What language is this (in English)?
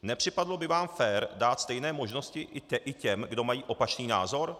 Czech